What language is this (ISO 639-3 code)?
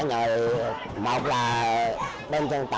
vie